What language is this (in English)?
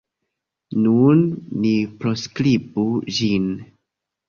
Esperanto